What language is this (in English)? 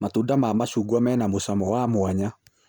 Kikuyu